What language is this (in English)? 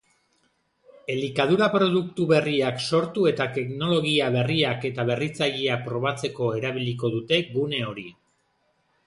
Basque